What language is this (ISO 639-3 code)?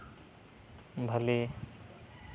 sat